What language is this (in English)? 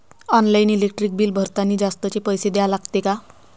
Marathi